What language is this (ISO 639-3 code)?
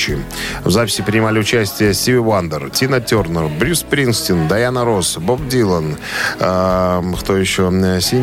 rus